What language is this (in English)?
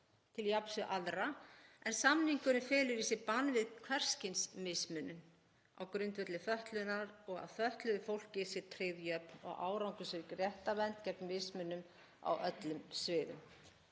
Icelandic